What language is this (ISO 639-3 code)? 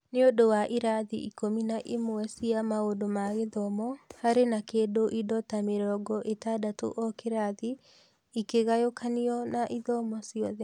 kik